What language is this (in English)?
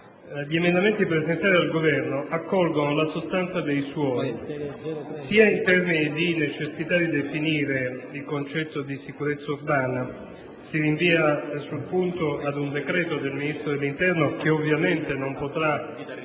Italian